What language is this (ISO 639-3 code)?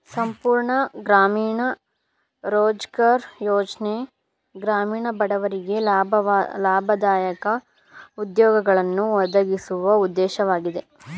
kan